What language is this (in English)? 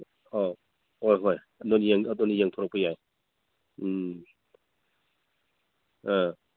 Manipuri